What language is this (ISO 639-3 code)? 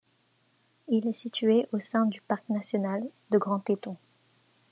fra